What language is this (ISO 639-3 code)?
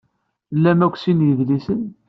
kab